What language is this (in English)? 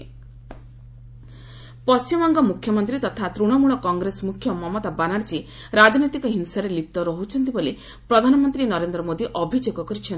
Odia